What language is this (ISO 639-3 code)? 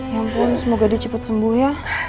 ind